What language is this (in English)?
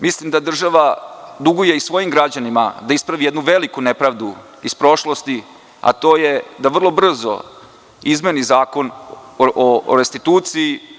Serbian